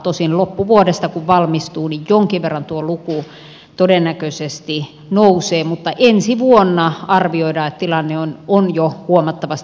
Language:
Finnish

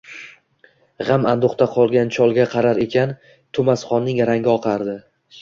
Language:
Uzbek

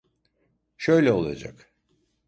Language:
Turkish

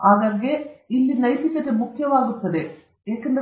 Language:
Kannada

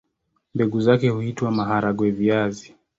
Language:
Swahili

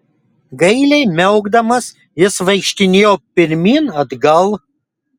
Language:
Lithuanian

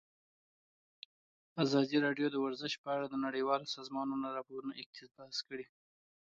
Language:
Pashto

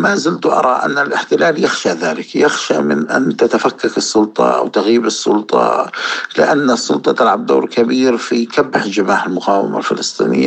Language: Arabic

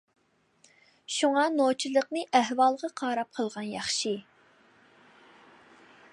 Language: Uyghur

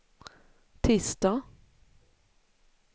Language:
Swedish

